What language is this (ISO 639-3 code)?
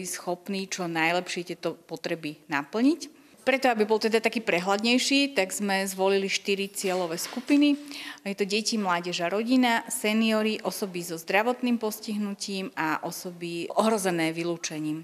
slk